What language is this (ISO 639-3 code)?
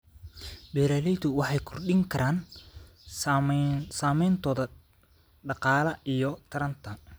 som